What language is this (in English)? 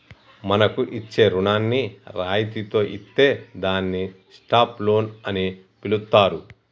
Telugu